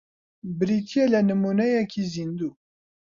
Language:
Central Kurdish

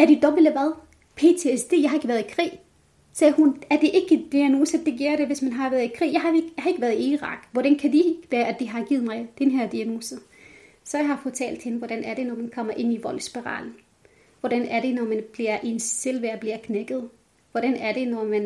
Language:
Danish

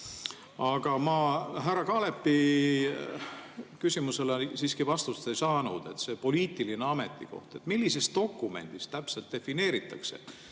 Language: Estonian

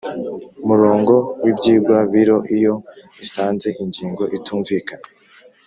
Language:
Kinyarwanda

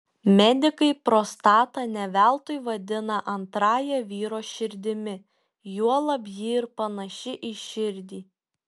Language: Lithuanian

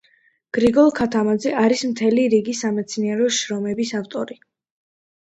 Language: Georgian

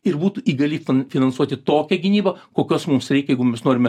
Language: Lithuanian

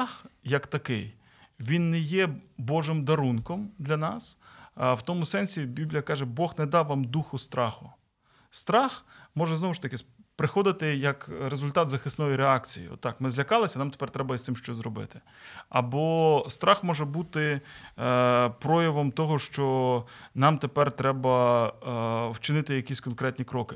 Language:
Ukrainian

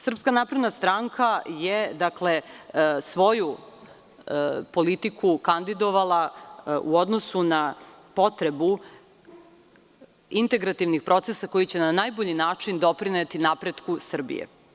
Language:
Serbian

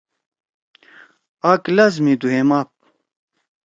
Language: Torwali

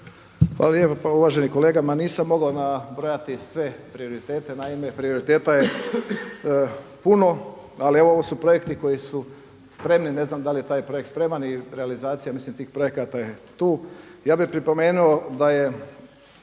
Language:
Croatian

